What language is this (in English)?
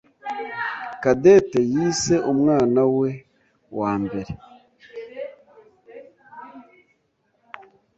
Kinyarwanda